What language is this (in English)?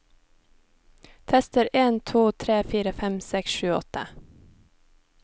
Norwegian